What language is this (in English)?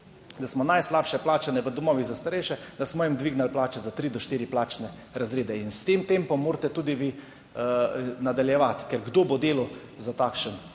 Slovenian